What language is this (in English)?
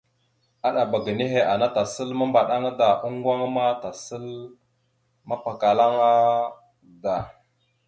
Mada (Cameroon)